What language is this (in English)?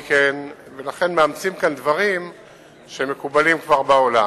Hebrew